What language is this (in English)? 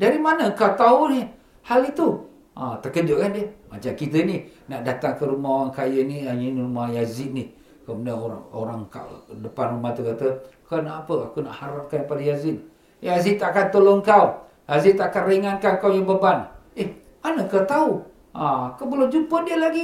Malay